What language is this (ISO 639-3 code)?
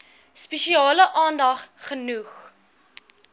afr